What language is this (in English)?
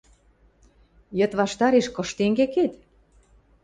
Western Mari